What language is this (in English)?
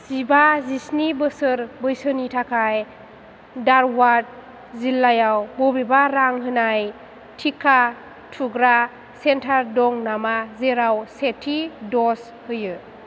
Bodo